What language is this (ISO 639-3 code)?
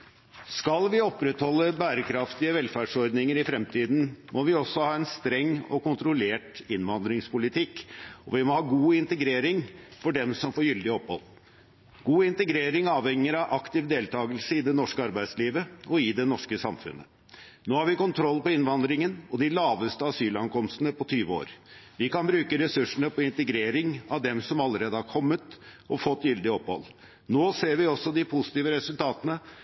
nob